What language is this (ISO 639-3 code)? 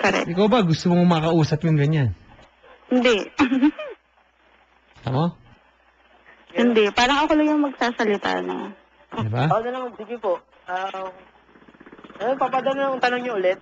fil